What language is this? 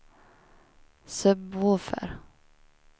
Swedish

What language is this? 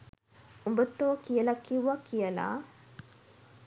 Sinhala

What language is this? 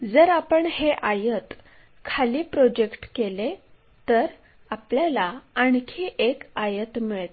Marathi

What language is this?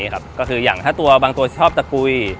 Thai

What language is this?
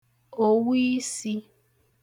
Igbo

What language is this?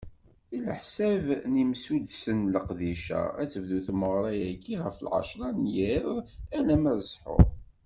Kabyle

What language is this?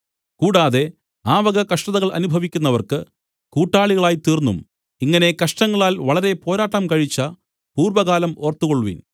Malayalam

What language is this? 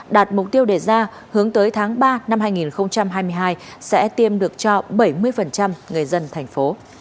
Vietnamese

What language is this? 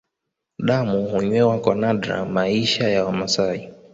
Swahili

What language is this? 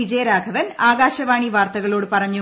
Malayalam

